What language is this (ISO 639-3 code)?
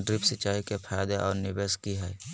mag